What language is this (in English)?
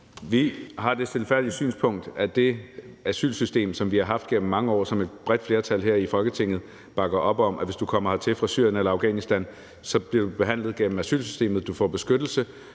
Danish